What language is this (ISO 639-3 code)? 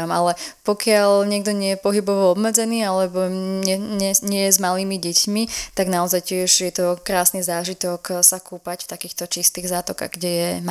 slk